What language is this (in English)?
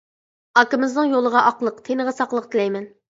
Uyghur